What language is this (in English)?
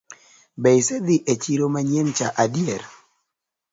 Luo (Kenya and Tanzania)